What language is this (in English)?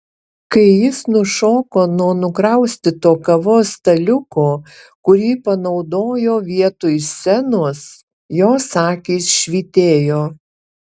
Lithuanian